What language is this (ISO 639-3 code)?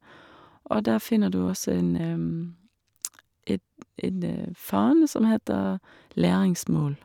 nor